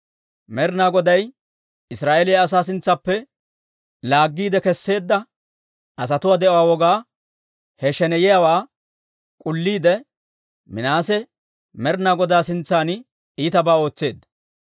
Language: Dawro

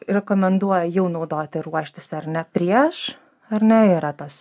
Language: Lithuanian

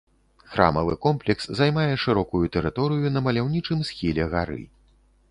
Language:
Belarusian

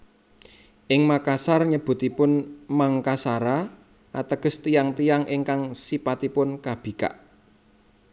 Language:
Javanese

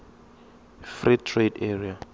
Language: Tsonga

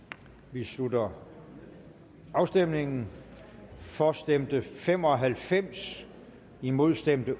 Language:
Danish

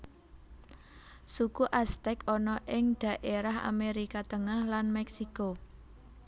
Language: Javanese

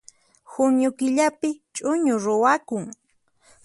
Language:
Puno Quechua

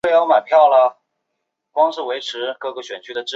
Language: Chinese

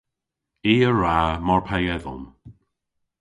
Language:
Cornish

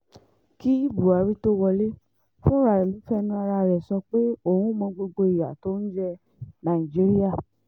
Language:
Yoruba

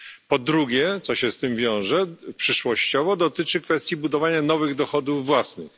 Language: Polish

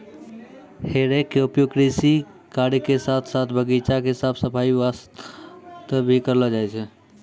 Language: Maithili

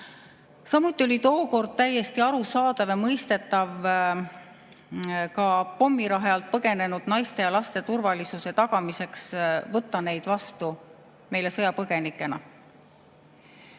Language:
Estonian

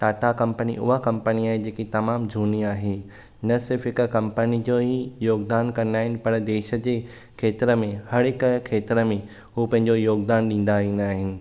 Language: Sindhi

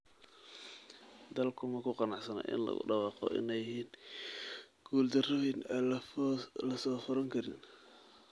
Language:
Somali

